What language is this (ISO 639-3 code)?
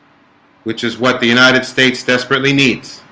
eng